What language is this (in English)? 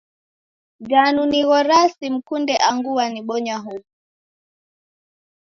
Taita